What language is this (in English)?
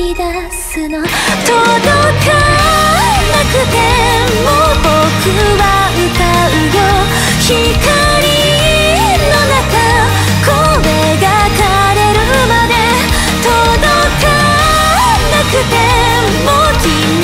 Korean